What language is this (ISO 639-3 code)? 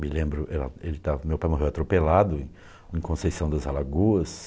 por